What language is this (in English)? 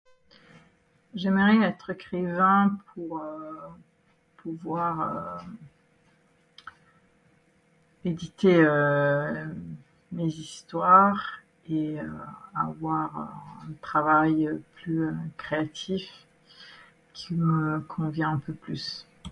French